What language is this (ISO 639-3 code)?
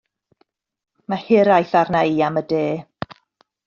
cym